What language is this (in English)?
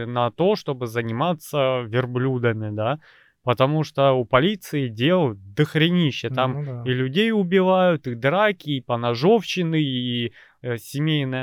Russian